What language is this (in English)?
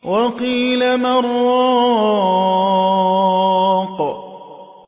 Arabic